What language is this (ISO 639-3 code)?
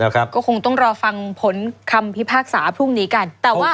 tha